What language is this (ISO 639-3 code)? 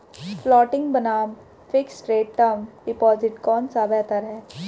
hin